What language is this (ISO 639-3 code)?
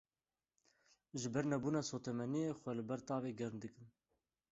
kur